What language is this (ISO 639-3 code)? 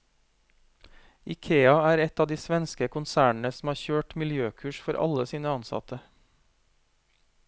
nor